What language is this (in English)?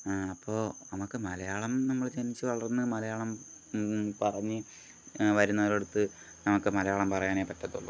Malayalam